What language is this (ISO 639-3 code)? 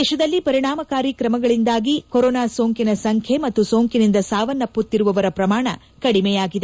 kan